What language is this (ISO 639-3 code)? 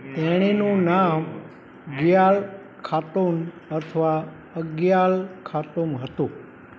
guj